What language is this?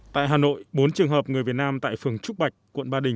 Vietnamese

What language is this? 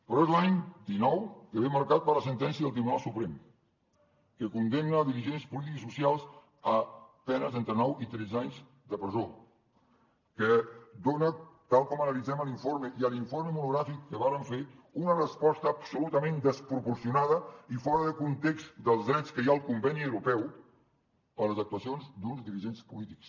Catalan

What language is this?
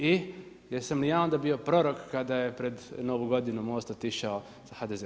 Croatian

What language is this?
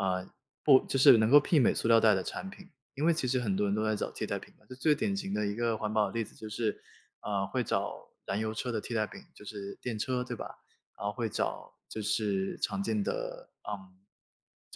Chinese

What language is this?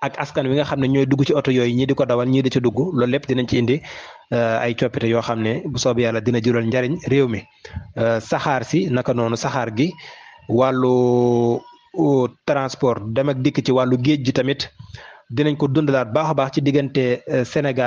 Arabic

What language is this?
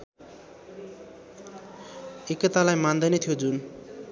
Nepali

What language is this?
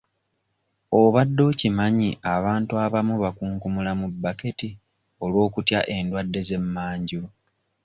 Ganda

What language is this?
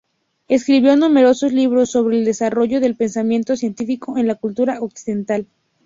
Spanish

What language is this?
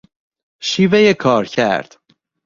Persian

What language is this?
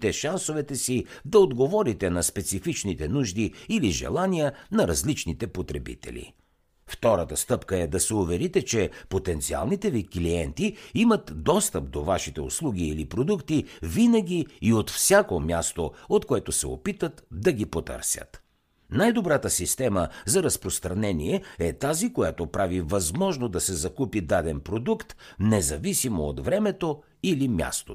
Bulgarian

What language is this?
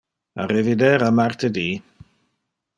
Interlingua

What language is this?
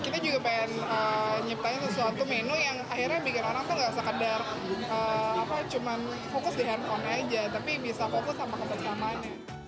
Indonesian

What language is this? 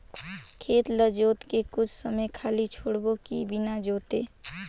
Chhattisgarhi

